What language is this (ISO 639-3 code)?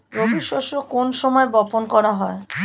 ben